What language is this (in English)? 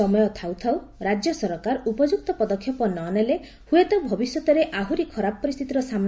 Odia